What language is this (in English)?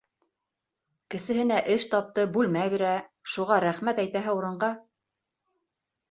Bashkir